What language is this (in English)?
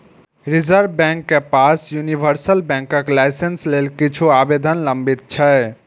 Maithili